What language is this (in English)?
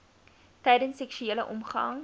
Afrikaans